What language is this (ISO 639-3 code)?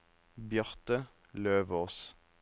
nor